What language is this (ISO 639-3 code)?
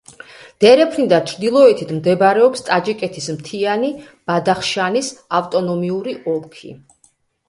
kat